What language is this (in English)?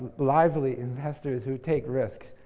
English